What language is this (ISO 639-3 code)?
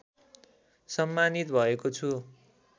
nep